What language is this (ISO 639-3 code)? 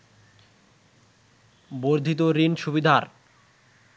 ben